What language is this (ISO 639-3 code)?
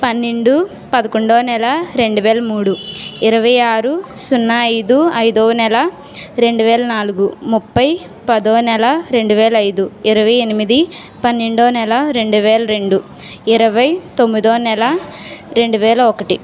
tel